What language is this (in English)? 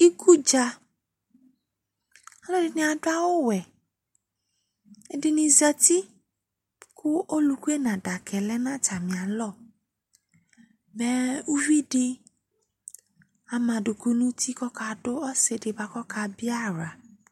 Ikposo